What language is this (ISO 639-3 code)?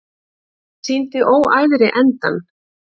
isl